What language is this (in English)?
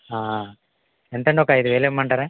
Telugu